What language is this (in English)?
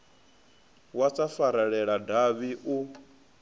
Venda